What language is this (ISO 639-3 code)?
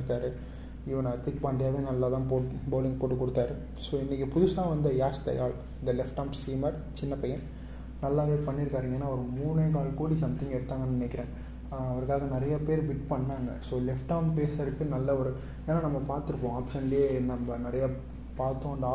tam